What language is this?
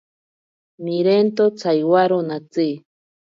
Ashéninka Perené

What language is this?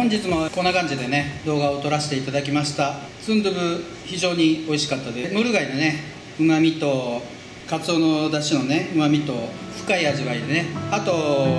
Japanese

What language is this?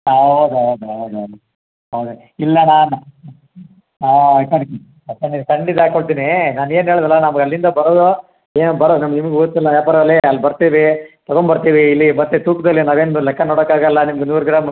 Kannada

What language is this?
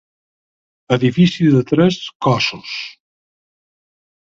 Catalan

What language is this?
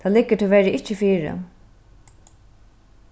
Faroese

